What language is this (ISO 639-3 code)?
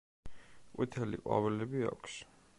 kat